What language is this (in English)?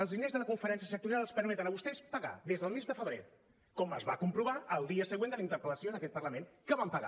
Catalan